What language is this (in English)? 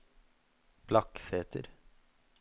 Norwegian